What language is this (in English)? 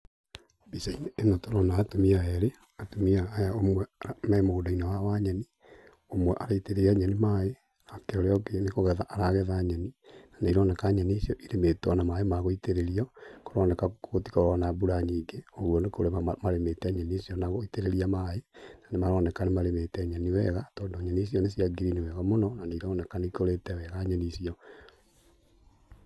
Kikuyu